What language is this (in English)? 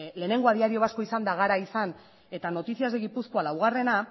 Basque